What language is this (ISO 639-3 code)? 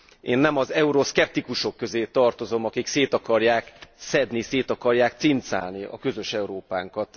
hun